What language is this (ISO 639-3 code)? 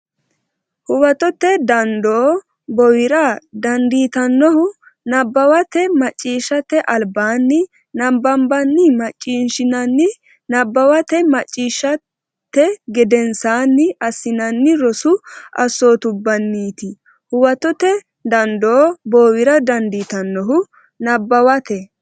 sid